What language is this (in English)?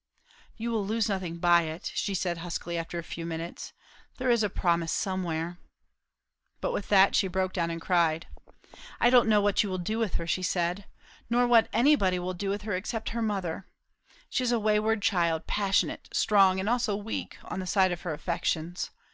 English